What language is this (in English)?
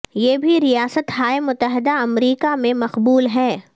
Urdu